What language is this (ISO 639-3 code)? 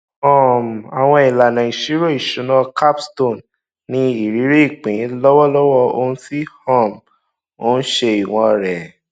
yor